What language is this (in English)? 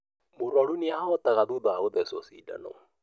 Kikuyu